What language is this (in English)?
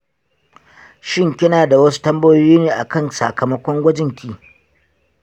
Hausa